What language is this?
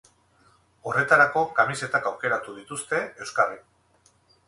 Basque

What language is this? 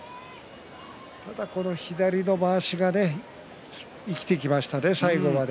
Japanese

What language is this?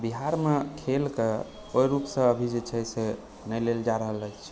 Maithili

